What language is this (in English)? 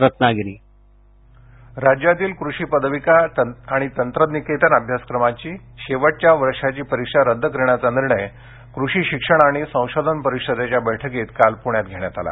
Marathi